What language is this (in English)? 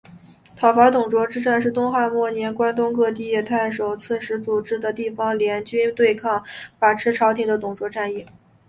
Chinese